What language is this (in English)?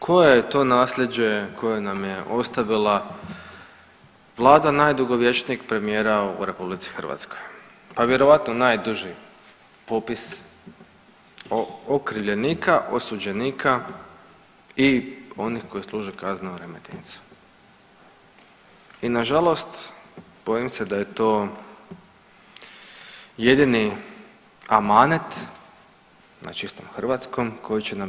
Croatian